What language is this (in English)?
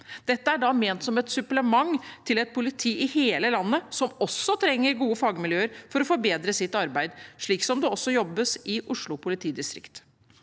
Norwegian